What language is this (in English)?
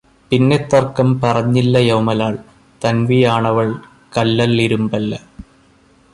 Malayalam